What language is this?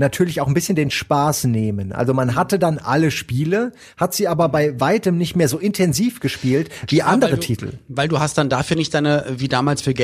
German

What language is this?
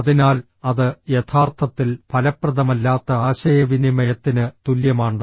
Malayalam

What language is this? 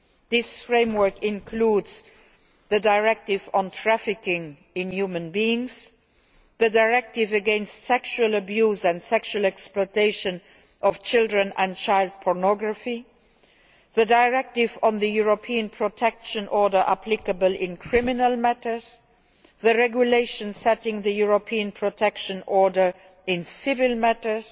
English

